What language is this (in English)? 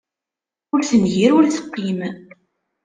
Kabyle